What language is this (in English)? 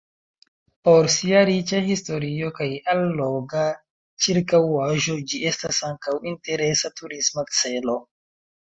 Esperanto